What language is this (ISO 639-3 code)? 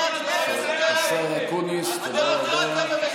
heb